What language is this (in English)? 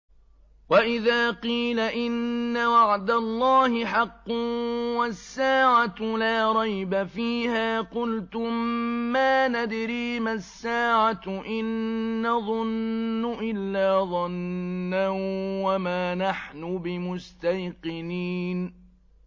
Arabic